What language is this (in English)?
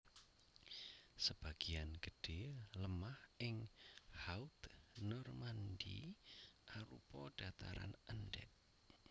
Javanese